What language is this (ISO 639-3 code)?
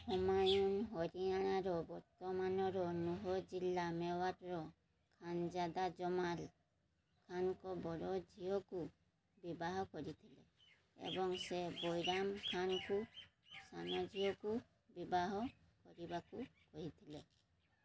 ori